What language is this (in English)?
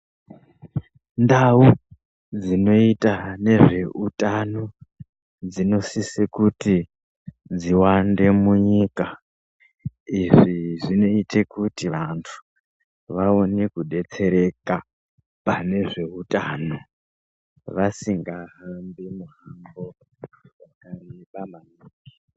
Ndau